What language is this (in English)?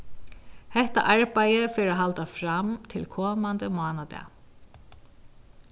Faroese